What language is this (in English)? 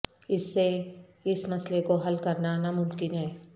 Urdu